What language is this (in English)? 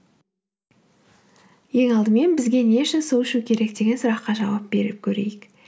Kazakh